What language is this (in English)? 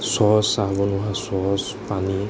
Assamese